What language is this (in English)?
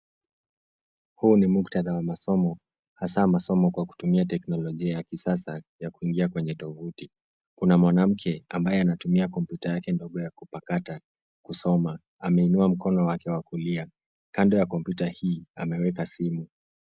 Swahili